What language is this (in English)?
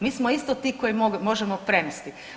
Croatian